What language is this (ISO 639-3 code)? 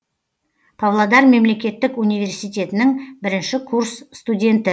kaz